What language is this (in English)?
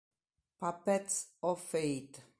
Italian